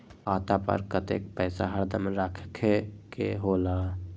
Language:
Magahi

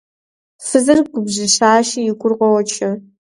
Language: Kabardian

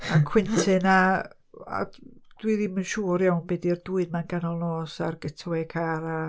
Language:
Welsh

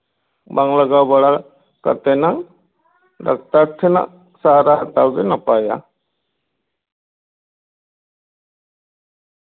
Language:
Santali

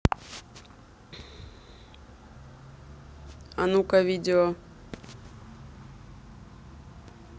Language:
Russian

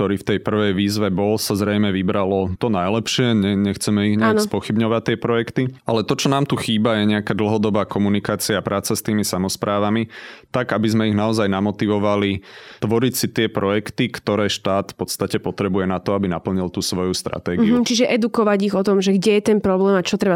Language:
Slovak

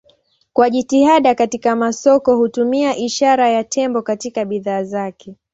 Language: Swahili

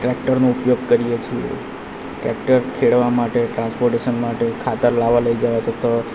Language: Gujarati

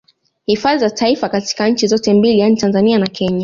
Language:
Swahili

